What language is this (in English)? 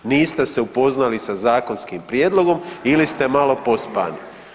Croatian